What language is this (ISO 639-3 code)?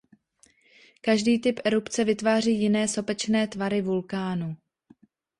ces